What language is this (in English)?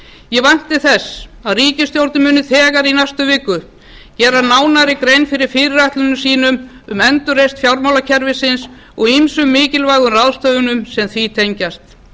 Icelandic